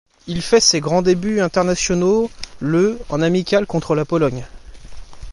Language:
French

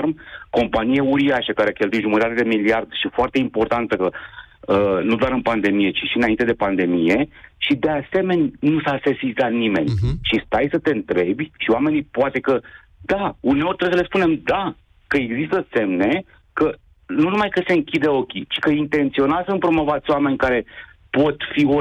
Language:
Romanian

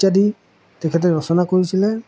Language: Assamese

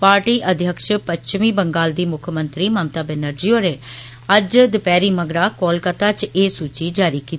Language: Dogri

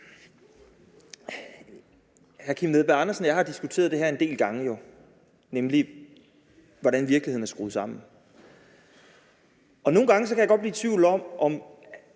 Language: Danish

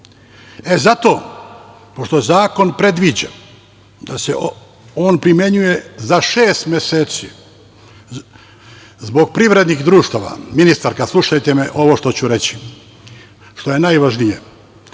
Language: Serbian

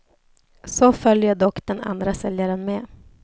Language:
Swedish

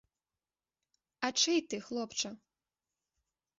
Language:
Belarusian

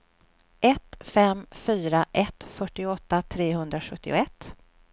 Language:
Swedish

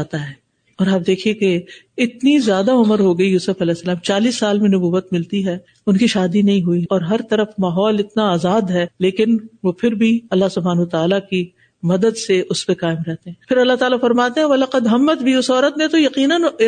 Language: Urdu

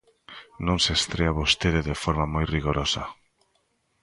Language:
Galician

